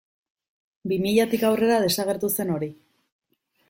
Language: Basque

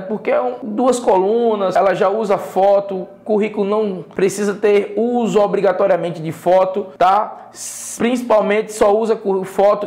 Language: Portuguese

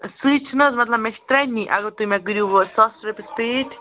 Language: Kashmiri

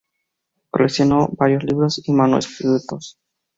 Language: Spanish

